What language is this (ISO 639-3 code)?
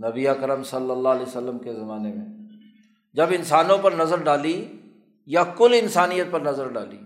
urd